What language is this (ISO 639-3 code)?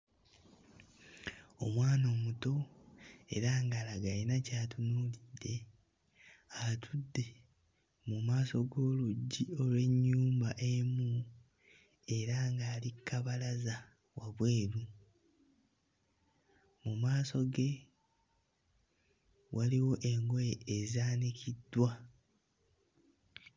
lug